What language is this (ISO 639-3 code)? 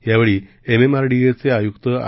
mar